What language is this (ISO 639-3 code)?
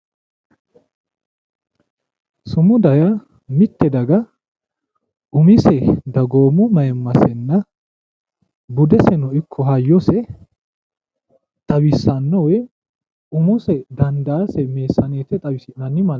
sid